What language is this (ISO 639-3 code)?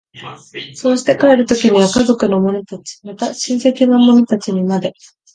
jpn